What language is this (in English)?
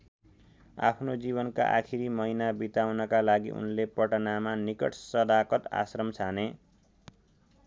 Nepali